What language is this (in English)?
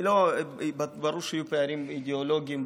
Hebrew